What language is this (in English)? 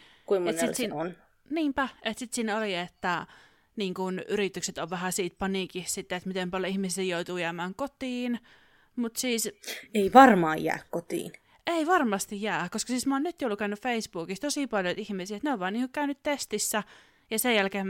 Finnish